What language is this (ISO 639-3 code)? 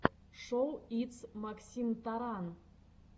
rus